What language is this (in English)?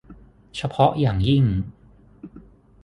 Thai